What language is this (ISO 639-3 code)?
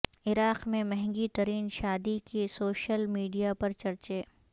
urd